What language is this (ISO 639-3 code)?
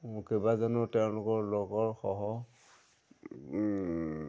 asm